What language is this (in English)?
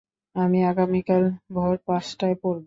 Bangla